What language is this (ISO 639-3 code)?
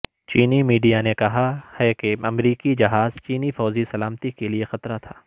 urd